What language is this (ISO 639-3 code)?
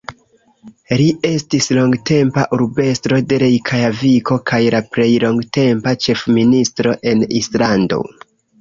epo